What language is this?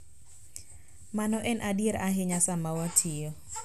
Luo (Kenya and Tanzania)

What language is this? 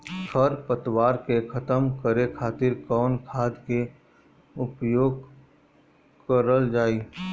Bhojpuri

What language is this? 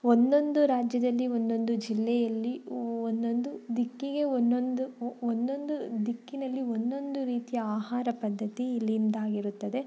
Kannada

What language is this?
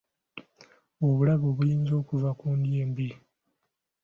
Ganda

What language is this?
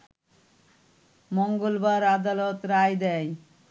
Bangla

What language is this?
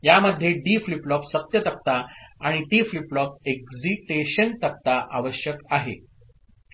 Marathi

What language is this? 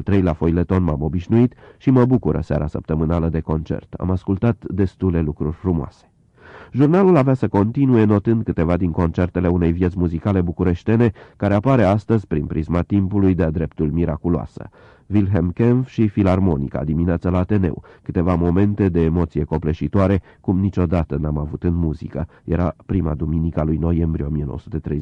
Romanian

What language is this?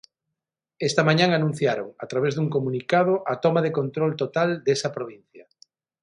Galician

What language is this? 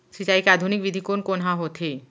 Chhattisgarhi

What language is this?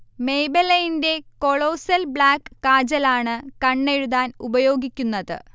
Malayalam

